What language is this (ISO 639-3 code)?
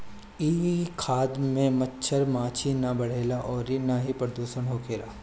bho